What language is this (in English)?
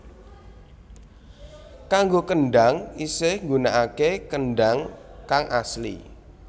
Javanese